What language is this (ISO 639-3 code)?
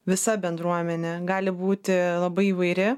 lit